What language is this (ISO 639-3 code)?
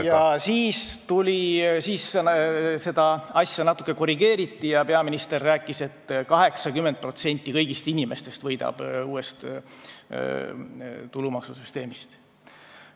est